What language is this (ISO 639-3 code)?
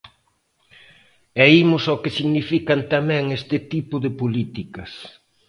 glg